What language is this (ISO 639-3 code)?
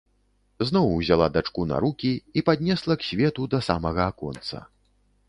bel